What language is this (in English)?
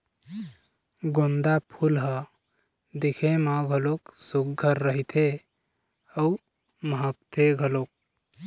Chhattisgarhi